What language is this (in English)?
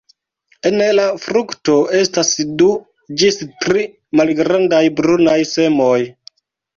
Esperanto